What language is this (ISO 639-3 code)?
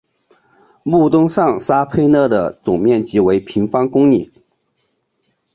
zho